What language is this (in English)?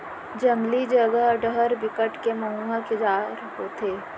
Chhattisgarhi